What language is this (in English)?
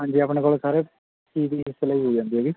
Punjabi